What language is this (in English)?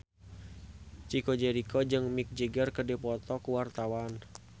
Sundanese